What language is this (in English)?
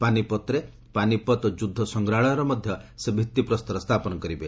Odia